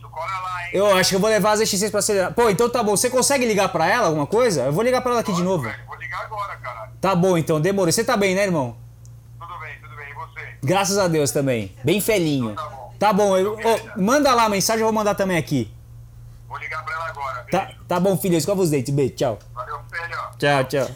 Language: Portuguese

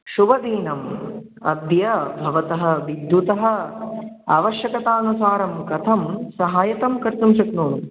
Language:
Sanskrit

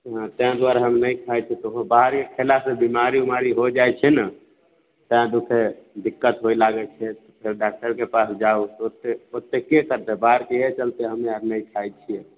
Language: Maithili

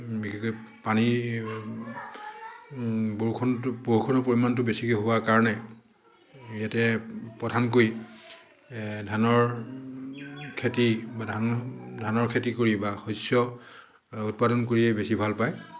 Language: Assamese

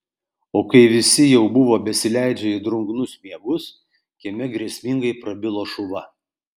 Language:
Lithuanian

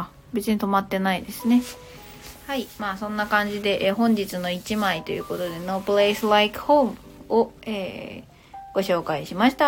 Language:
Japanese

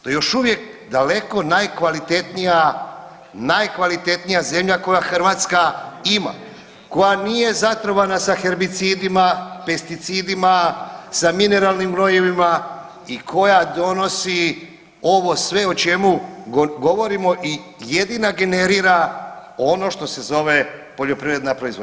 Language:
Croatian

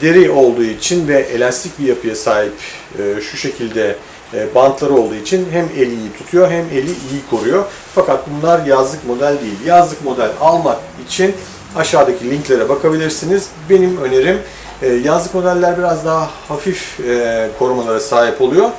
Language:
Turkish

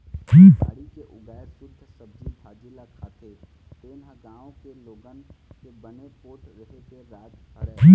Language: Chhattisgarhi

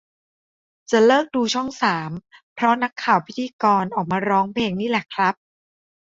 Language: Thai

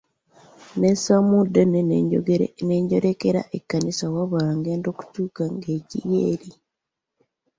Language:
Ganda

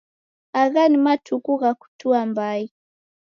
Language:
Taita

